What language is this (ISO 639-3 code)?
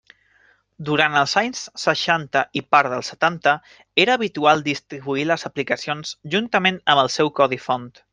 cat